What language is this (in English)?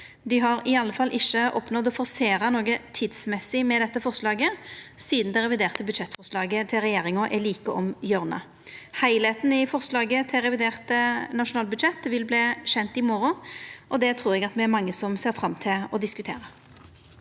Norwegian